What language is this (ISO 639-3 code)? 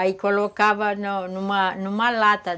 por